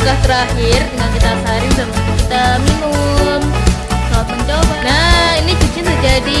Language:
Indonesian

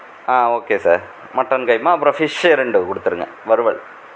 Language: Tamil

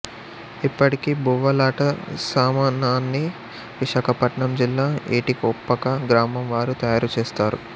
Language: Telugu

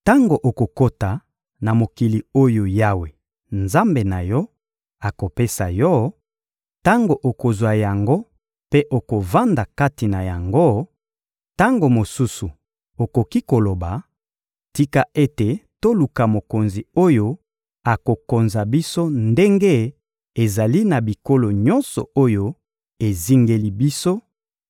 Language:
Lingala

